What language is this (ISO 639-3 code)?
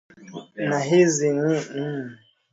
swa